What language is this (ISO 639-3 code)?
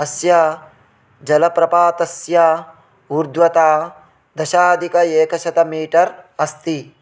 san